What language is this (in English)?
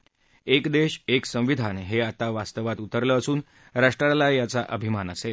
Marathi